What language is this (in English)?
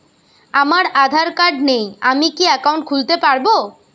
Bangla